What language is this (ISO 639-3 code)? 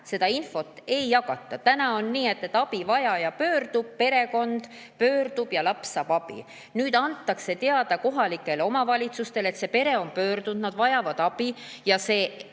est